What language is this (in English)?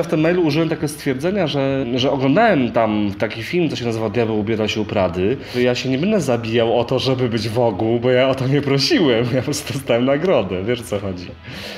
Polish